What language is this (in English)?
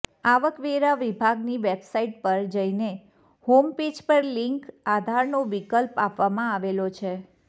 Gujarati